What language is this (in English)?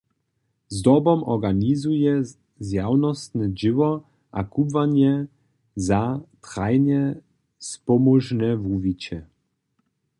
Upper Sorbian